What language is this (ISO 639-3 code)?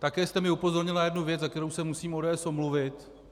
ces